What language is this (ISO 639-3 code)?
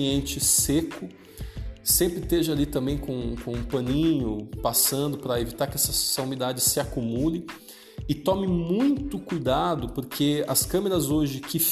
por